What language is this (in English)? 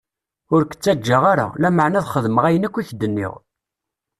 Kabyle